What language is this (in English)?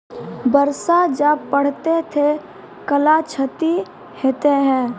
Maithili